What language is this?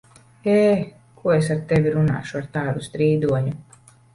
Latvian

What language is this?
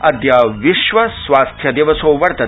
Sanskrit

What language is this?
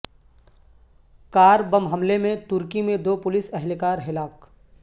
Urdu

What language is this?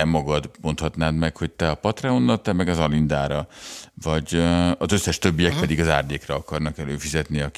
Hungarian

